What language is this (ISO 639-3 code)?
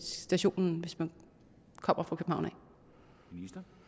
dan